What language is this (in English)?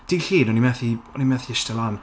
Welsh